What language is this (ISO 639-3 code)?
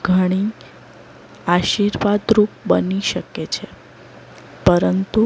guj